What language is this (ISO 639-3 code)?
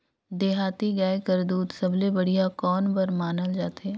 hne